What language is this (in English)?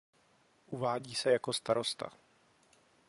Czech